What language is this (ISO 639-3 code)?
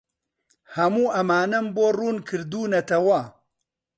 ckb